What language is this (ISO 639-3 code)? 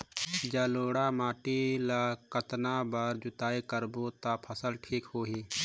hne